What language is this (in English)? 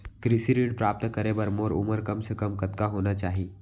Chhattisgarhi